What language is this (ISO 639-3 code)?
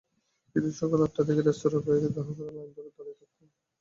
ben